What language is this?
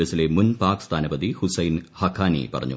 Malayalam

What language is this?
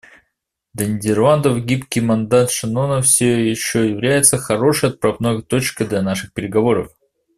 Russian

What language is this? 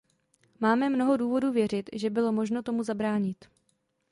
Czech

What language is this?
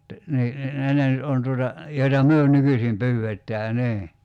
Finnish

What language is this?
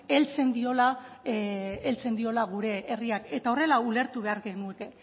Basque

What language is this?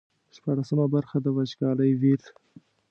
Pashto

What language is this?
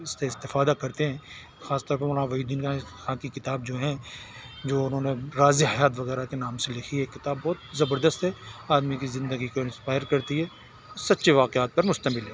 Urdu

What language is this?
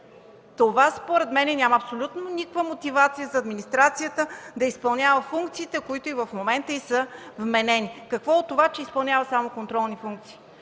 Bulgarian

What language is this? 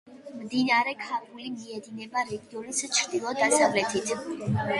Georgian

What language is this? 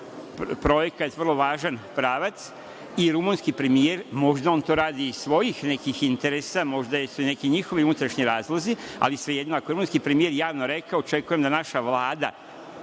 Serbian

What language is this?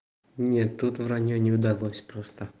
Russian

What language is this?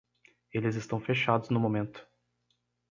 Portuguese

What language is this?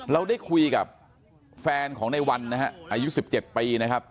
Thai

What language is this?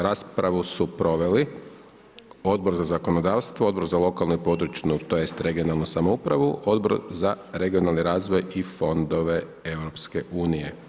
Croatian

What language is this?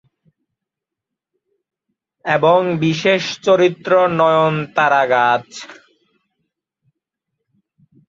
Bangla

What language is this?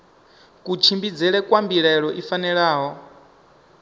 Venda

